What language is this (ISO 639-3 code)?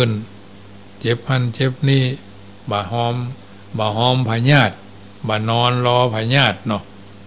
tha